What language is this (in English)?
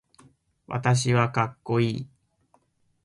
Japanese